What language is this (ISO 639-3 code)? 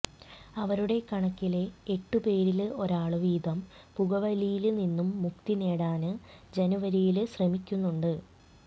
mal